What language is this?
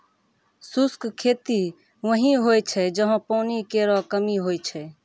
Maithili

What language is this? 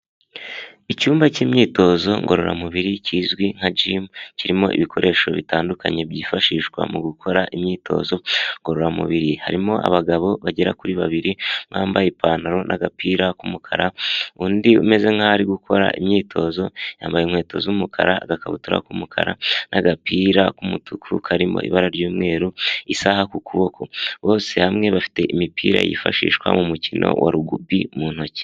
Kinyarwanda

